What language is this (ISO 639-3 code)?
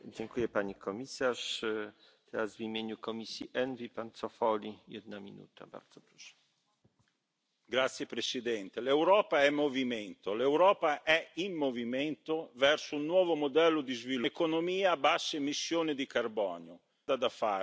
spa